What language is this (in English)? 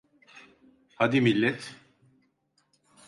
Turkish